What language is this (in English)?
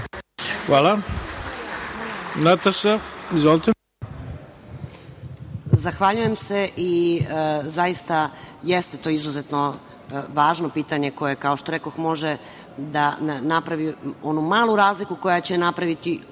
Serbian